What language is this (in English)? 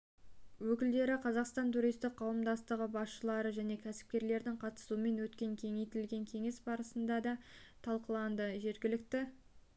Kazakh